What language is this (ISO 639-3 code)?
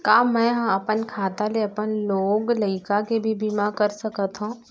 hne